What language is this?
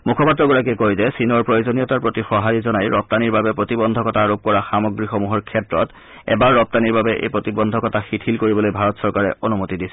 Assamese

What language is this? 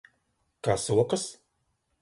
Latvian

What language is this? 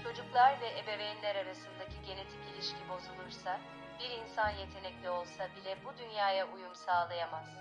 Turkish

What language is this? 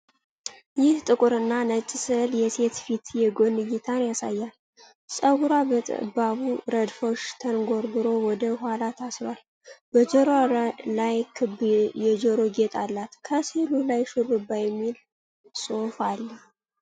Amharic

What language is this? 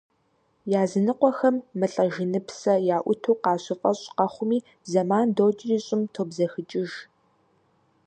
Kabardian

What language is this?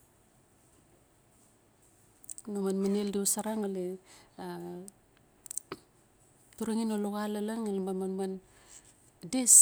Notsi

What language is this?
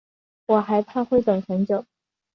Chinese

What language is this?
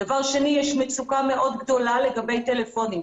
Hebrew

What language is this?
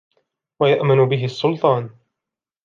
Arabic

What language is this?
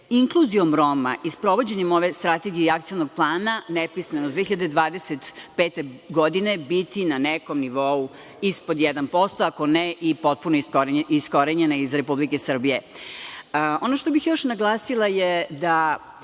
Serbian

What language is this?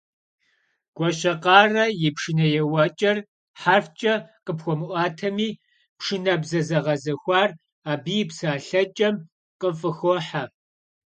Kabardian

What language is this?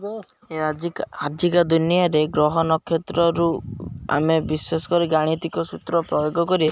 Odia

